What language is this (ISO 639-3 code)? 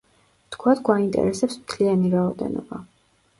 kat